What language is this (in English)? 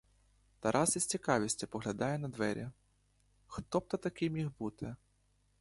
Ukrainian